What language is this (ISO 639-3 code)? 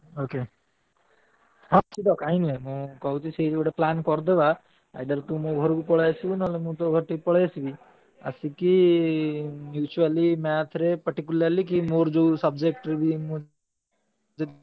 ori